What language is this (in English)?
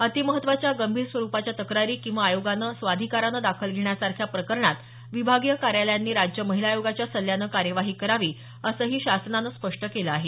Marathi